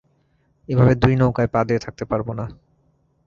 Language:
Bangla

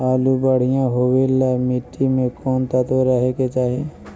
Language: Magahi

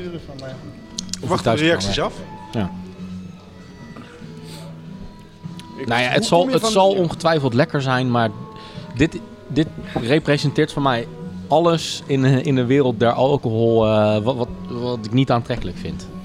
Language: Dutch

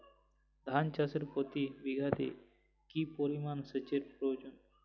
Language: Bangla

